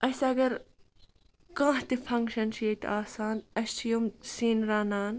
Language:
Kashmiri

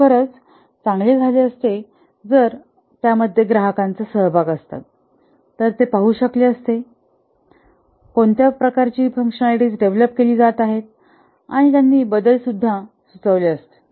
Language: Marathi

